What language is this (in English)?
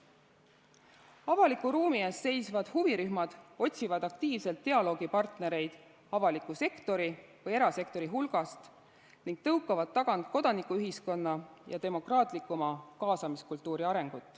Estonian